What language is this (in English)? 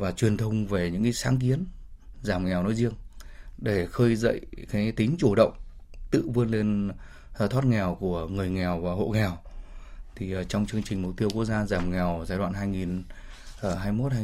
Vietnamese